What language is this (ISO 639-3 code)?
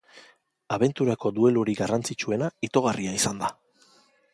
eus